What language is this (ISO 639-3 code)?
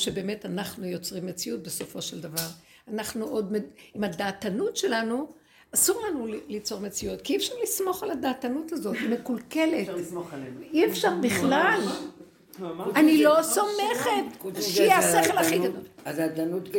heb